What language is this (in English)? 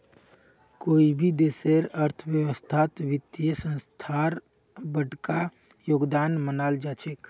Magahi